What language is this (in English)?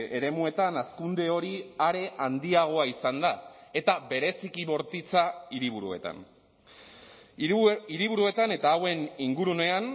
Basque